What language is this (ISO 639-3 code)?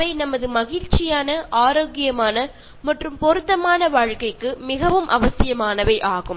mal